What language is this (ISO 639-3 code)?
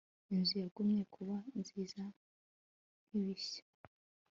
kin